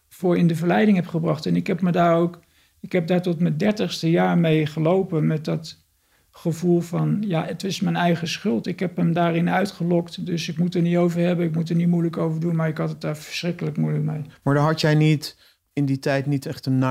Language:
Dutch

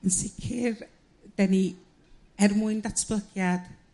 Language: Welsh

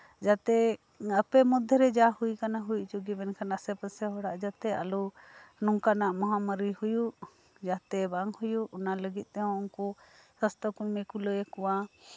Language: Santali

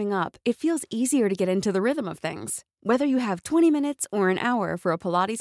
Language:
Filipino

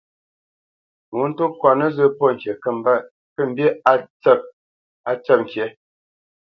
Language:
Bamenyam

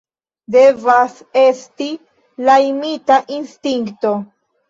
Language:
Esperanto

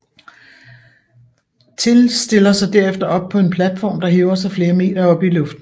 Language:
Danish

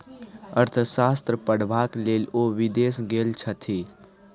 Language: Maithili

